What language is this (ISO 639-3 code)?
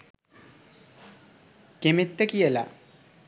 sin